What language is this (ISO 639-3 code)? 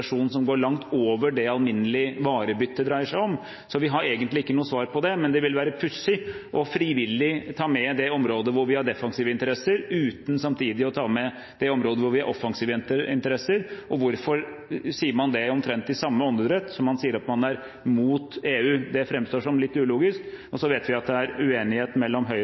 nob